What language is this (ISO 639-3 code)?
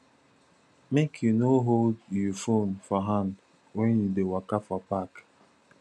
pcm